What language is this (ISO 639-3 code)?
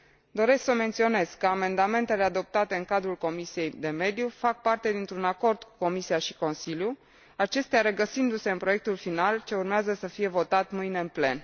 ron